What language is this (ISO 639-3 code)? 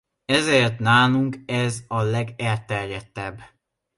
hun